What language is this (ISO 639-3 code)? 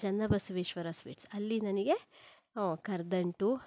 kan